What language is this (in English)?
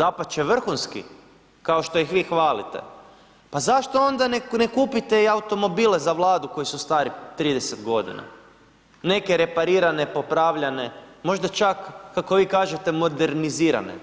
Croatian